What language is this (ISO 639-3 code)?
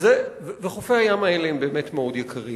heb